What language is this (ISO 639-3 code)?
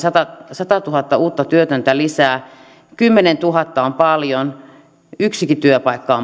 fin